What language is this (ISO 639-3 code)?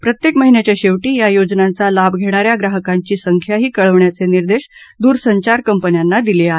mar